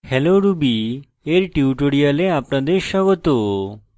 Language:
Bangla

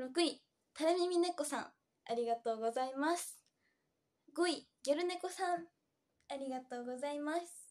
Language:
Japanese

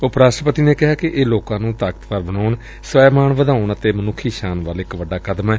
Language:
Punjabi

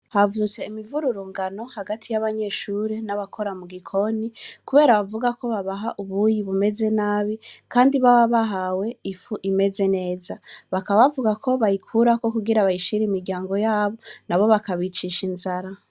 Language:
Rundi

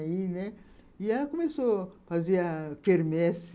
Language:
Portuguese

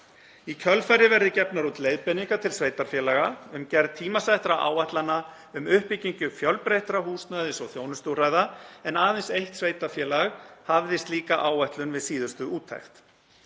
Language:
Icelandic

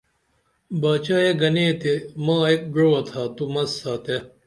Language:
Dameli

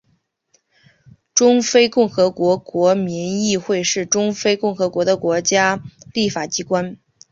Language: Chinese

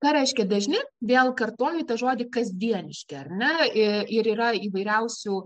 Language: Lithuanian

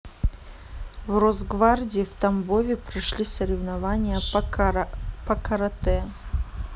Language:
Russian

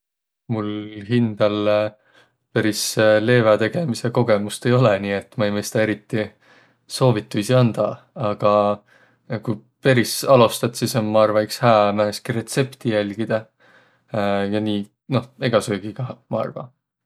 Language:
Võro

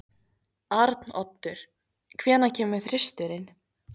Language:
Icelandic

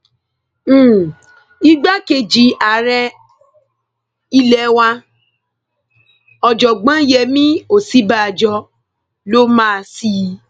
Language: Yoruba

